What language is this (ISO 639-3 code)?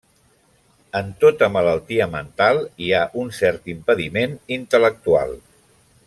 cat